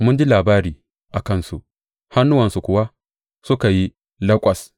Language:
Hausa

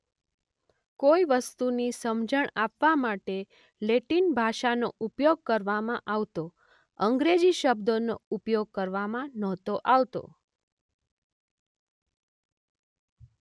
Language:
Gujarati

